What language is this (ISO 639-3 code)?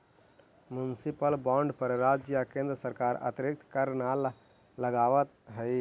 mag